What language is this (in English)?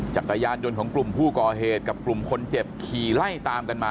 Thai